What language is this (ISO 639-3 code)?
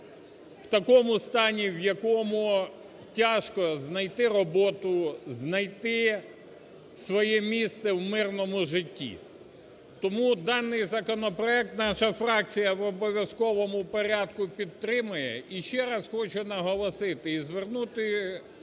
ukr